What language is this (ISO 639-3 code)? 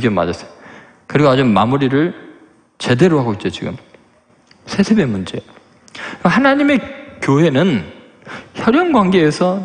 kor